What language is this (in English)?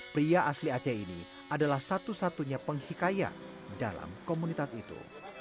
Indonesian